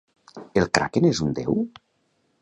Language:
Catalan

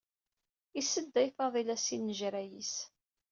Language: Kabyle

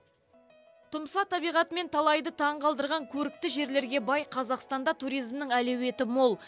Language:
Kazakh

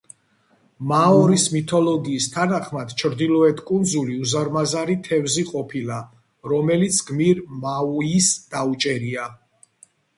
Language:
Georgian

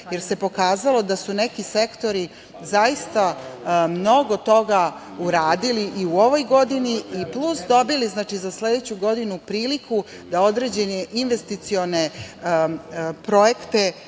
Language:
Serbian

